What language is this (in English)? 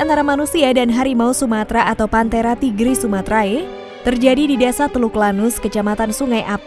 Indonesian